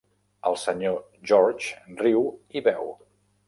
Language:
Catalan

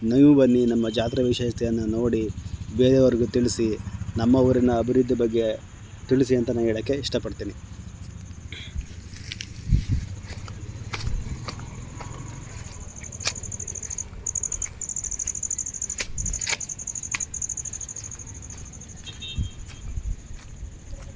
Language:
Kannada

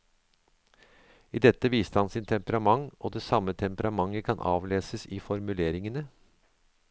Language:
Norwegian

